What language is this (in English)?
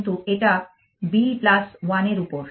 Bangla